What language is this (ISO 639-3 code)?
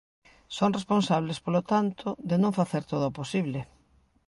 glg